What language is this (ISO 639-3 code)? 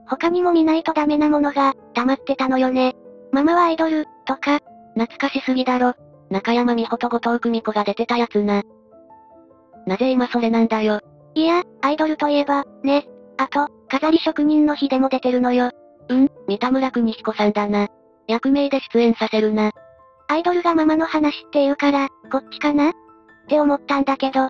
jpn